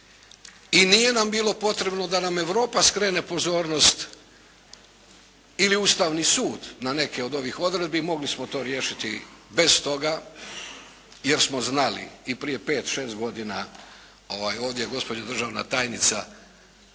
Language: Croatian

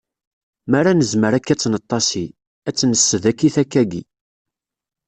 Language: Kabyle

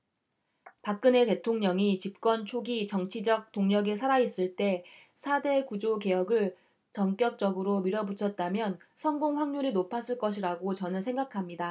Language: Korean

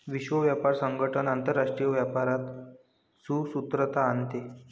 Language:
Marathi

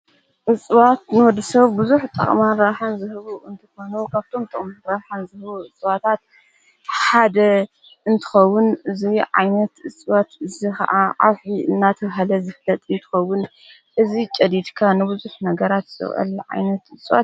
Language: Tigrinya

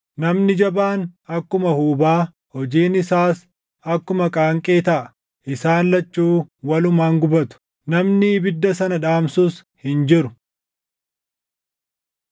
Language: Oromo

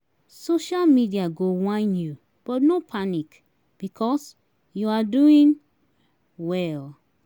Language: Nigerian Pidgin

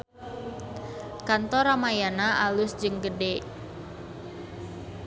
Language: Sundanese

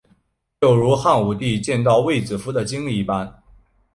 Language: Chinese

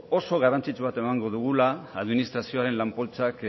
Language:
Basque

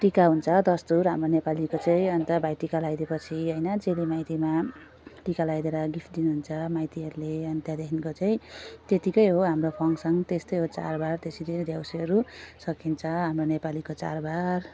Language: Nepali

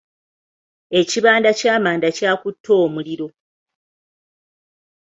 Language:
Ganda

